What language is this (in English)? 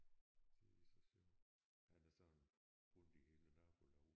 Danish